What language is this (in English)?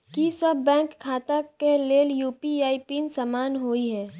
Maithili